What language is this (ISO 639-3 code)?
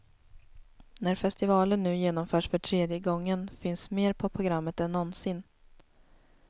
swe